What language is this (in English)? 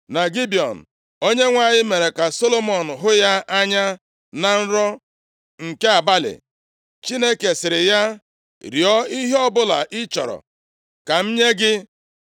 Igbo